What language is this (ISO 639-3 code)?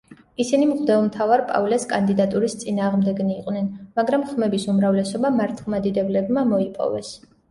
kat